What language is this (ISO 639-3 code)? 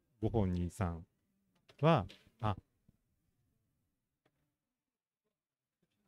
jpn